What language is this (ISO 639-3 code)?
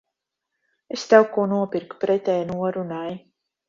lav